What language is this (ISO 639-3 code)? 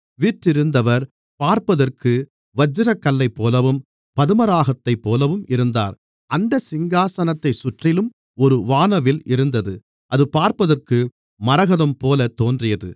tam